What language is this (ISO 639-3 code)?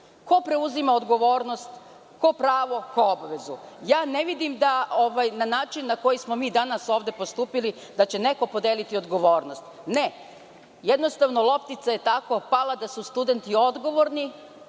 srp